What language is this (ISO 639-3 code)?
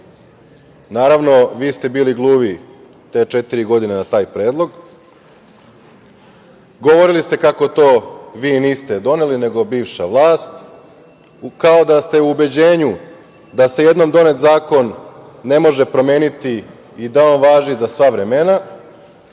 srp